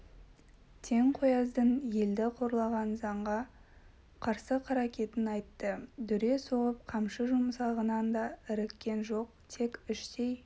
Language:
Kazakh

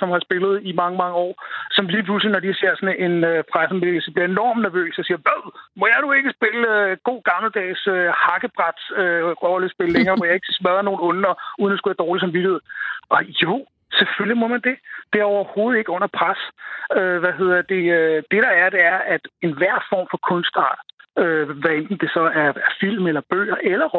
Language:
Danish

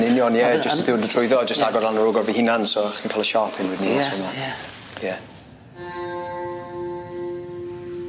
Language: Welsh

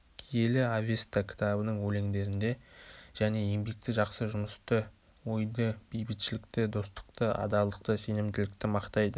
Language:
Kazakh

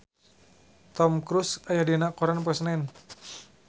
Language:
Sundanese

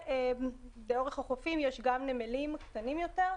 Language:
Hebrew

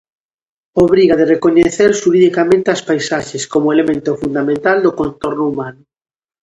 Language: Galician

